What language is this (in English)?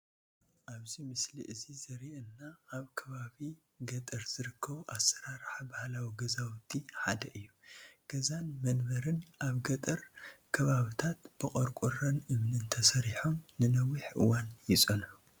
Tigrinya